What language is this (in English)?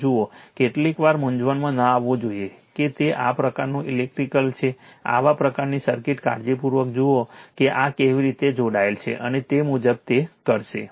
Gujarati